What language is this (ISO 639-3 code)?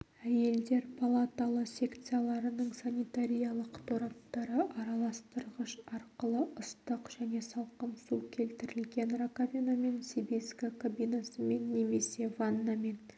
kaz